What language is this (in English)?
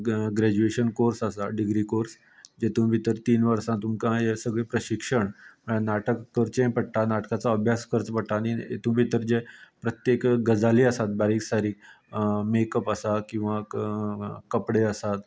Konkani